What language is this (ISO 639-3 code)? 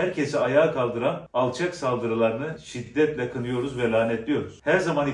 tur